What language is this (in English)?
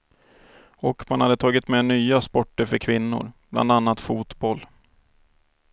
Swedish